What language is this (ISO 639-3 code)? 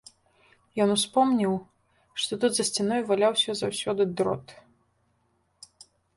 bel